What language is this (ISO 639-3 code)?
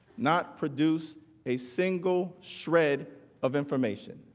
eng